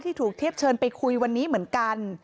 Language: Thai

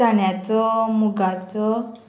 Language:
Konkani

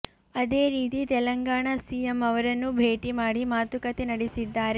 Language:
Kannada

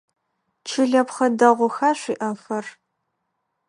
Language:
Adyghe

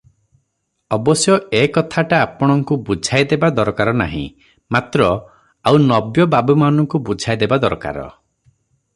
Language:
Odia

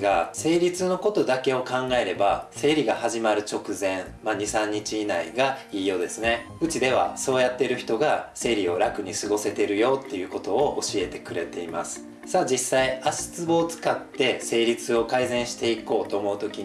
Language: Japanese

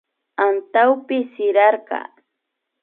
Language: Imbabura Highland Quichua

